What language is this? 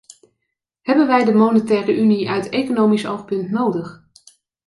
Dutch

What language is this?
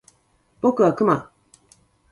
Japanese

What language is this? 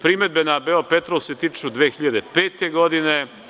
Serbian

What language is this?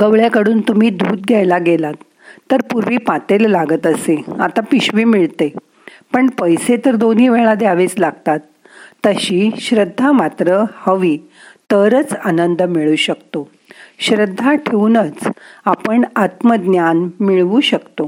Marathi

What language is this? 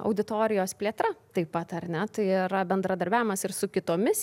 Lithuanian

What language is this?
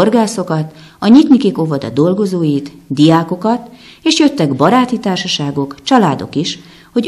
Hungarian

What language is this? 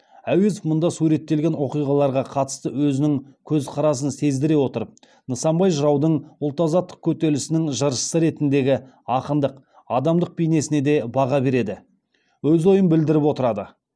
Kazakh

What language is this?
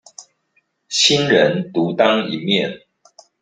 Chinese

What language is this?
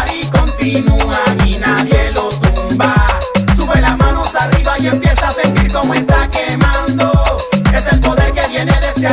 Spanish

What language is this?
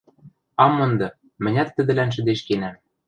Western Mari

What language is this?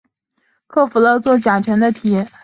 Chinese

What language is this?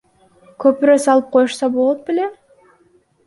Kyrgyz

